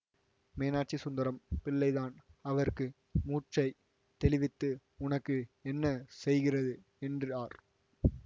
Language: Tamil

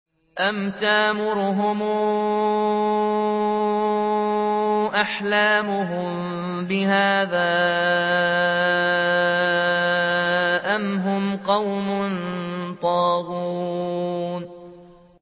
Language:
Arabic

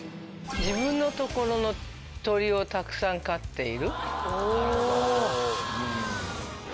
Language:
Japanese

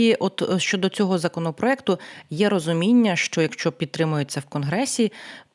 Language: Ukrainian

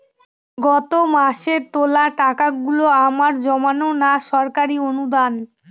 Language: Bangla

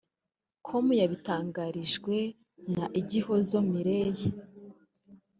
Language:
Kinyarwanda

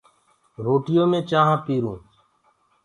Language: Gurgula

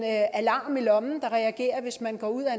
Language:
Danish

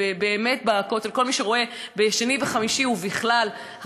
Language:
Hebrew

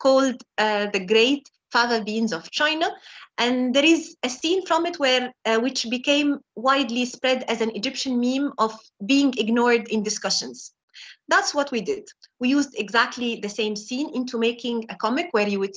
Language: English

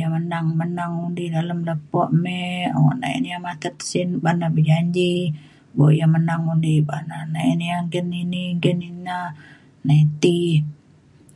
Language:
Mainstream Kenyah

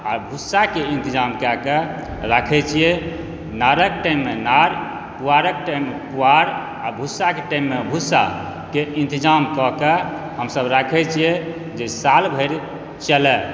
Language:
Maithili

